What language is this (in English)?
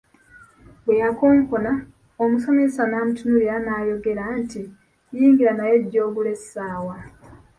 Ganda